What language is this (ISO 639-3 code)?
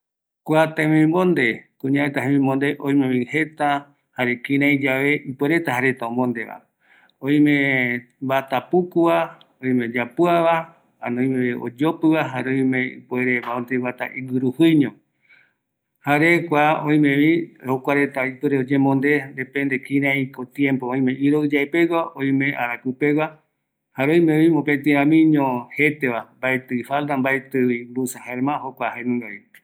gui